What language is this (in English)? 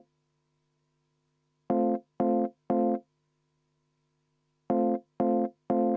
Estonian